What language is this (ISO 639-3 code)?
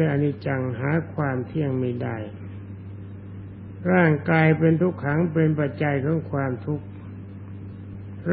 tha